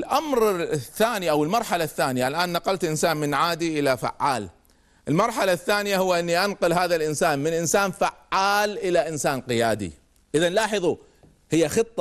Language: Arabic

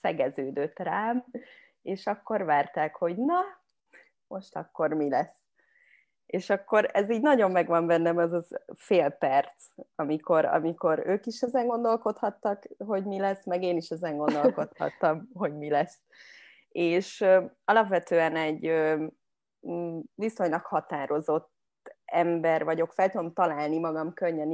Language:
Hungarian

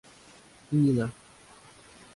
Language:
Russian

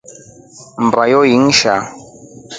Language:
Rombo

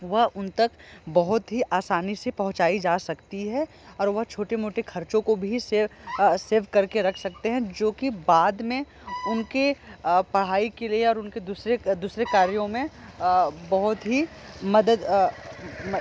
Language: Hindi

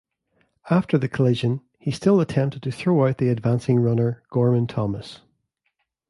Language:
English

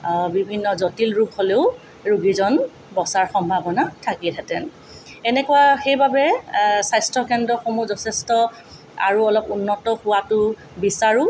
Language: Assamese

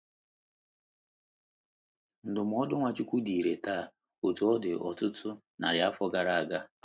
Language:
Igbo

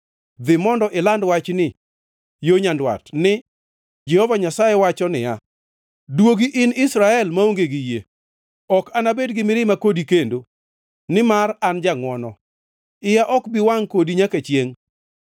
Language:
Luo (Kenya and Tanzania)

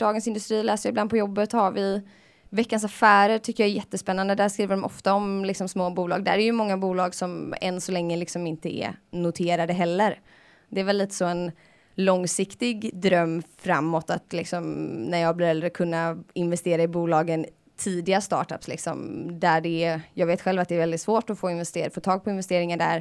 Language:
Swedish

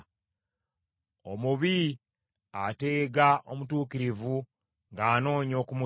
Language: Ganda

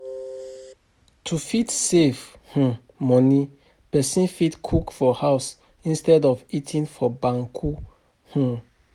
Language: Nigerian Pidgin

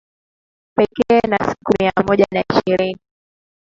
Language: Swahili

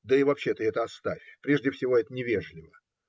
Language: Russian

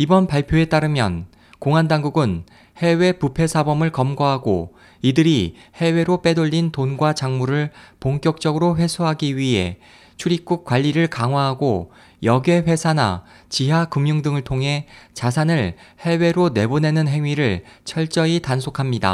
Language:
Korean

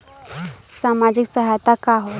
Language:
Bhojpuri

